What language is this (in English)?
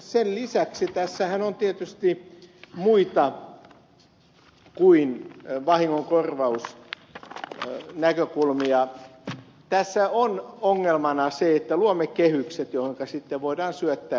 Finnish